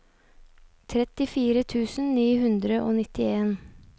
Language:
Norwegian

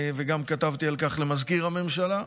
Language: Hebrew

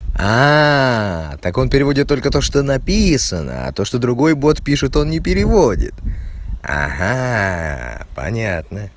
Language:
Russian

